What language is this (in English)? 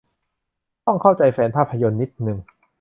Thai